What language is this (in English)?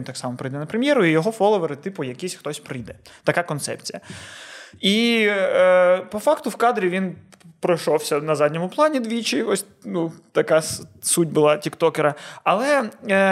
Ukrainian